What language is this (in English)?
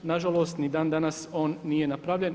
Croatian